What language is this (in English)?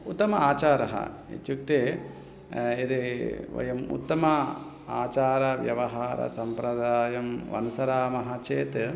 Sanskrit